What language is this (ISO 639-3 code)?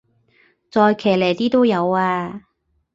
yue